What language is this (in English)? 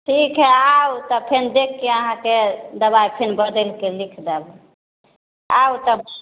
Maithili